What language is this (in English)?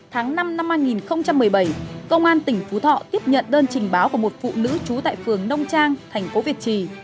Vietnamese